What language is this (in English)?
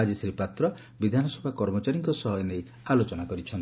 Odia